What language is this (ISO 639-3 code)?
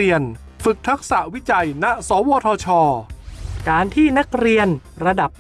tha